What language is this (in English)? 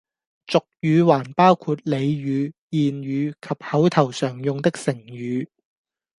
Cantonese